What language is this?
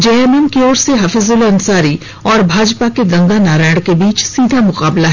Hindi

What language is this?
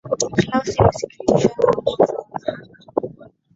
Swahili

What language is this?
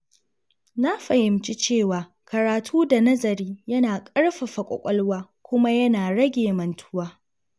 Hausa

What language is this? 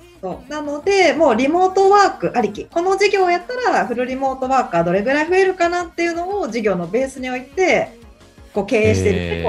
Japanese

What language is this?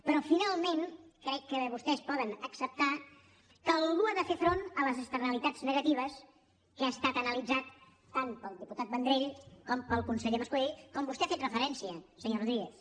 Catalan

